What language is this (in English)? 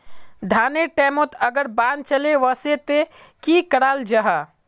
Magahi